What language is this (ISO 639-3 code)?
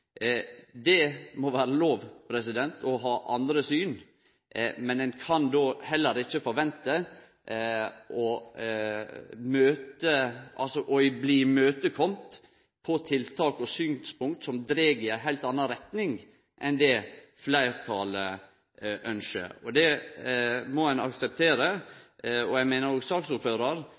nno